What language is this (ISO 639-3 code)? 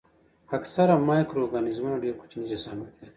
pus